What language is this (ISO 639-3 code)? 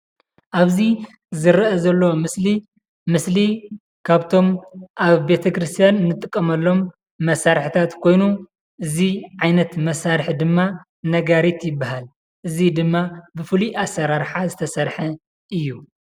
tir